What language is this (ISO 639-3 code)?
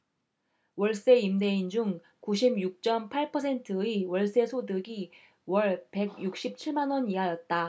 kor